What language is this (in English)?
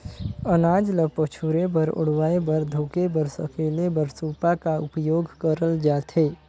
Chhattisgarhi